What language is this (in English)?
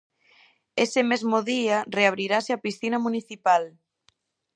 Galician